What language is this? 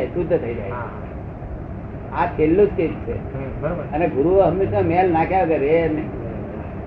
Gujarati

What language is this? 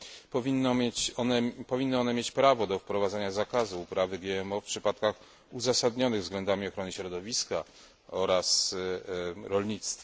Polish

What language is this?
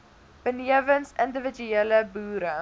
Afrikaans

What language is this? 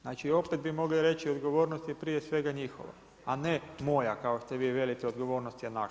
Croatian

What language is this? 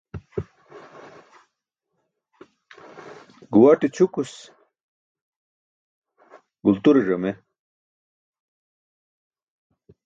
Burushaski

